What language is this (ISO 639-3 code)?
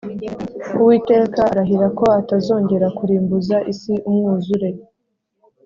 kin